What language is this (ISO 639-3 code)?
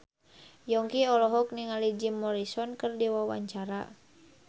sun